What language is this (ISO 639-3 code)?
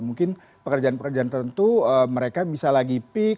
ind